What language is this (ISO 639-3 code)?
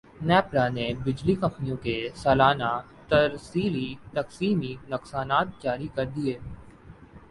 urd